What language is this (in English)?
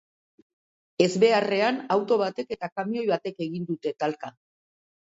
Basque